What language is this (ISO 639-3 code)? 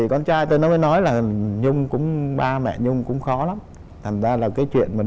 vie